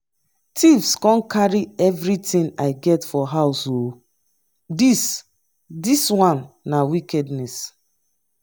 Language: Nigerian Pidgin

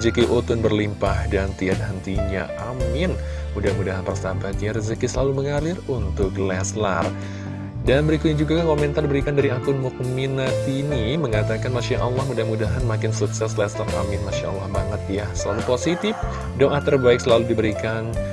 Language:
Indonesian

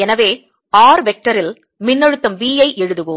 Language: Tamil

